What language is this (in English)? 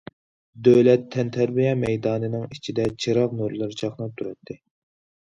Uyghur